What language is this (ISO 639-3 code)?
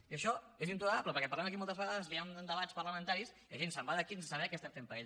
cat